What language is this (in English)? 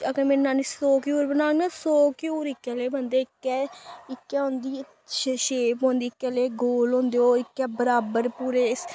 Dogri